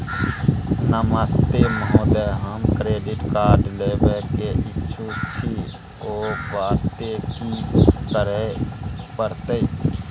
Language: Maithili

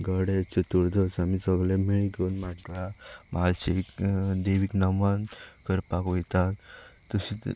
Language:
Konkani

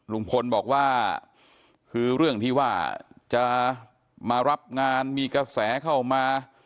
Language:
Thai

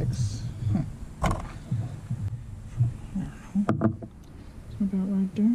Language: English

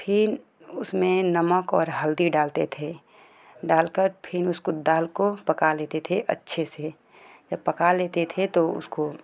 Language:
Hindi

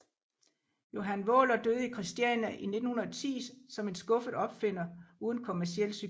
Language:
Danish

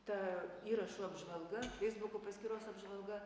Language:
Lithuanian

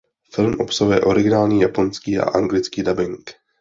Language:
Czech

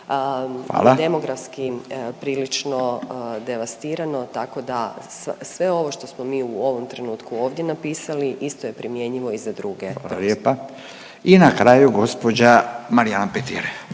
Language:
Croatian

